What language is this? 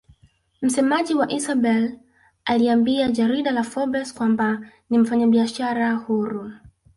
Swahili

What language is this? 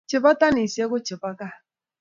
Kalenjin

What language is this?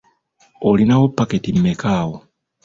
Ganda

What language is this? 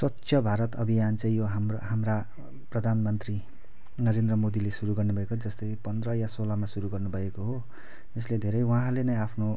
Nepali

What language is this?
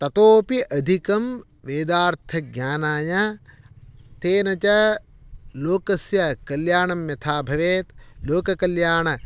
Sanskrit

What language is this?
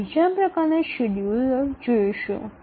Bangla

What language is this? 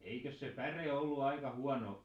Finnish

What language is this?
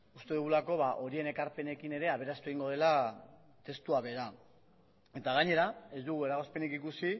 Basque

